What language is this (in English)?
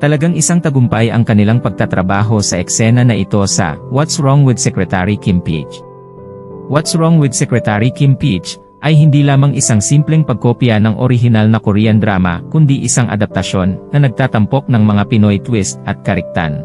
Filipino